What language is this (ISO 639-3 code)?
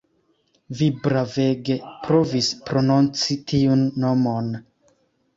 epo